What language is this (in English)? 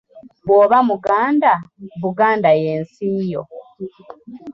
Ganda